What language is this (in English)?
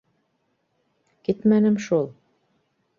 Bashkir